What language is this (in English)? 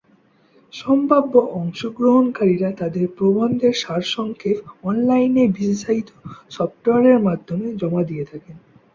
Bangla